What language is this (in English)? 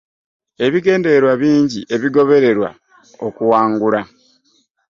Ganda